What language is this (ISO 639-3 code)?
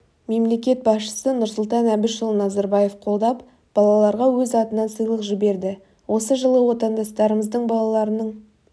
kaz